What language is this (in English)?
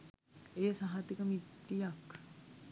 Sinhala